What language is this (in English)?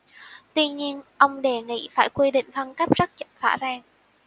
Vietnamese